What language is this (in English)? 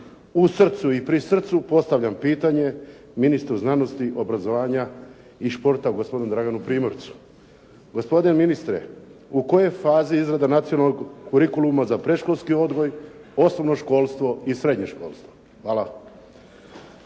Croatian